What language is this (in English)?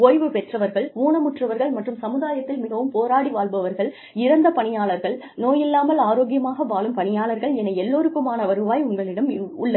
Tamil